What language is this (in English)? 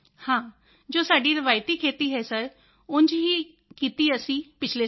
Punjabi